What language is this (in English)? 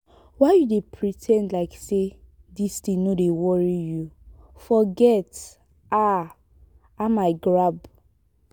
Nigerian Pidgin